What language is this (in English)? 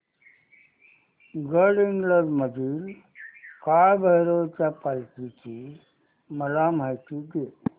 Marathi